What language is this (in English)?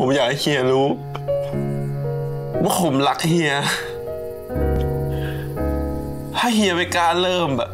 Thai